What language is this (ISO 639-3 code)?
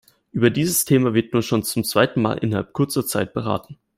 deu